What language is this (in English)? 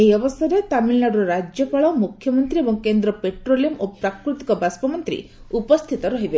Odia